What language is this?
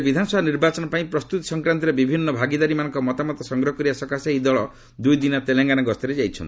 Odia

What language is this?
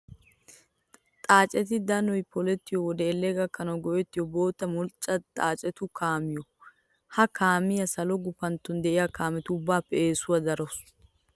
Wolaytta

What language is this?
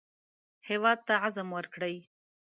Pashto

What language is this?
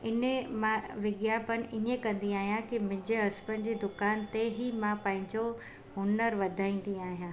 Sindhi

